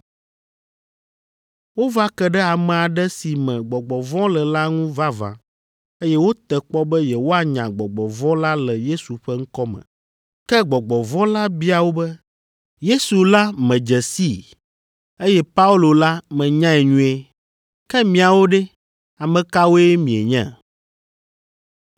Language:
Ewe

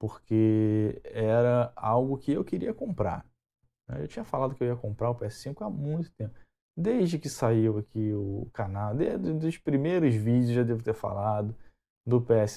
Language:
Portuguese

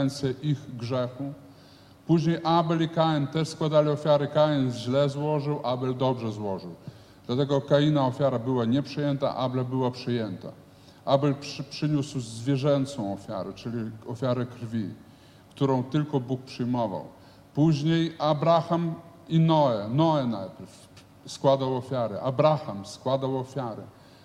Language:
Polish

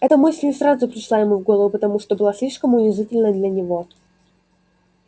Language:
Russian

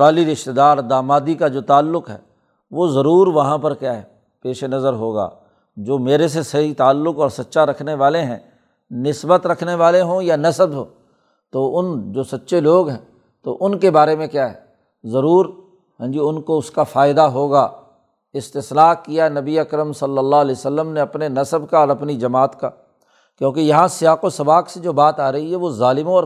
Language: Urdu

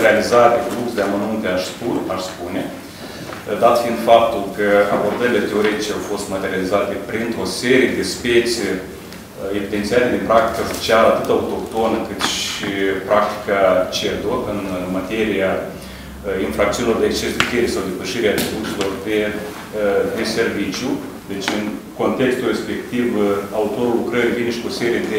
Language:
Romanian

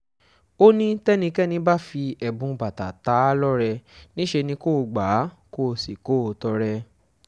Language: Yoruba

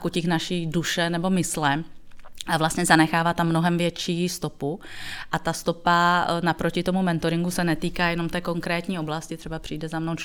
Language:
Czech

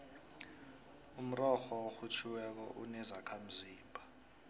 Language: South Ndebele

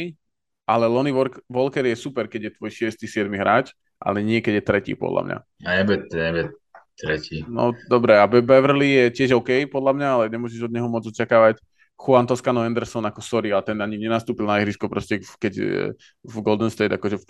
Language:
Slovak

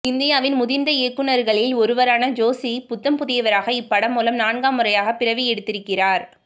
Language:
Tamil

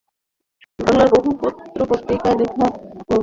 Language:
Bangla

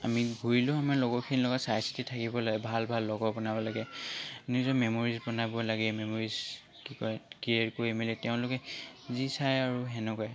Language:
Assamese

